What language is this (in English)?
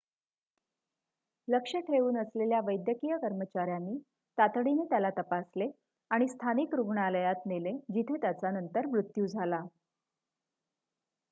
Marathi